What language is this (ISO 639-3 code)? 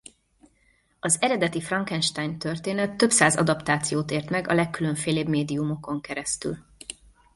hun